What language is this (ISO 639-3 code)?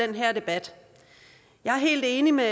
dan